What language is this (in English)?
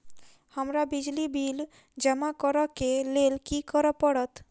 Maithili